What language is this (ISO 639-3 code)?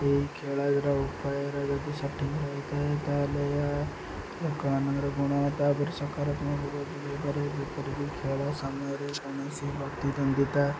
ori